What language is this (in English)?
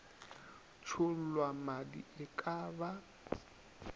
Northern Sotho